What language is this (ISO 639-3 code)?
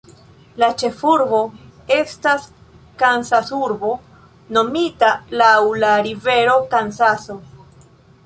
epo